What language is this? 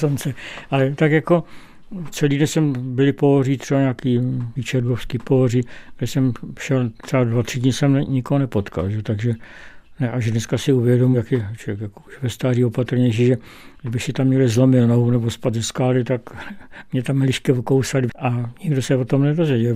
Czech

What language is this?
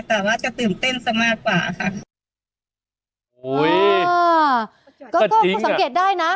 Thai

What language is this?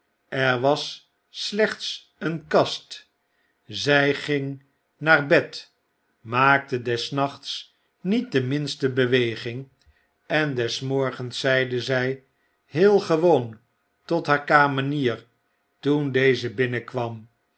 Dutch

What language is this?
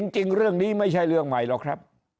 Thai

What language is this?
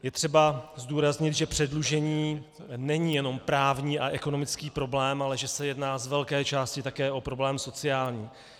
Czech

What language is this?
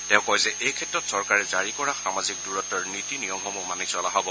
Assamese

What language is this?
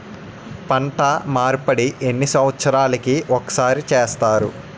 Telugu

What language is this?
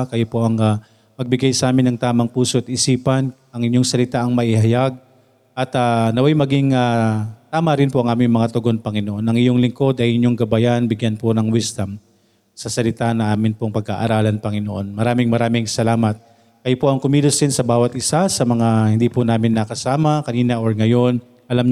Filipino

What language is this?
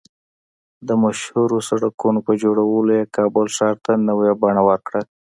Pashto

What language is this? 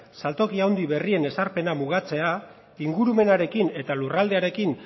Basque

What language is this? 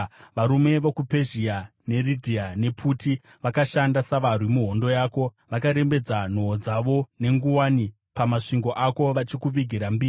Shona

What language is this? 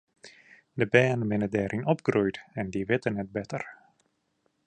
Western Frisian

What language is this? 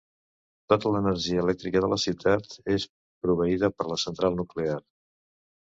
Catalan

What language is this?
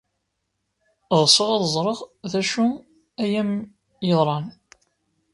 Kabyle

